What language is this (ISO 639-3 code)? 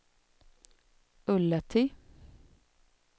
swe